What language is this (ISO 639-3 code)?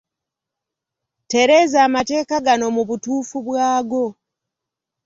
lug